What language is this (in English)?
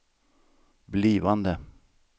Swedish